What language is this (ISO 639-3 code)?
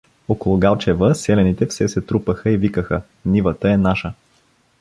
bul